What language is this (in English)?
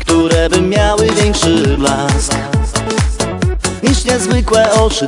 Polish